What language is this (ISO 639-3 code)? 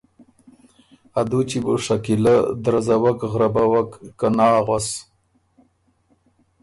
oru